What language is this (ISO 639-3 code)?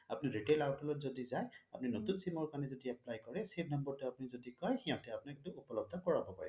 asm